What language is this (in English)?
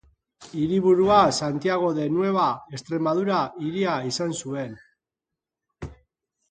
Basque